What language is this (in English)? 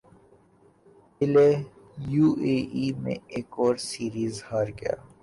Urdu